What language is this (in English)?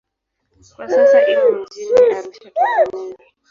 Swahili